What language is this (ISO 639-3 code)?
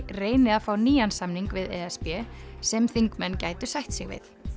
isl